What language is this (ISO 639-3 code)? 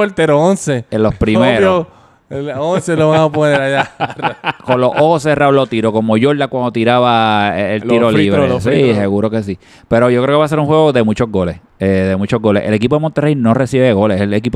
spa